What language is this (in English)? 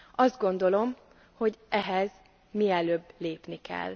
Hungarian